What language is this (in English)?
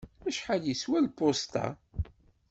Kabyle